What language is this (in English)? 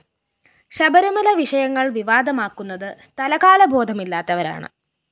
Malayalam